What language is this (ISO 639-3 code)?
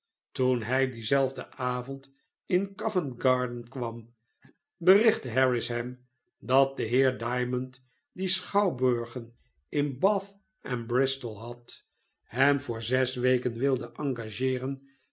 nld